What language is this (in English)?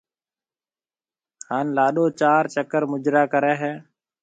Marwari (Pakistan)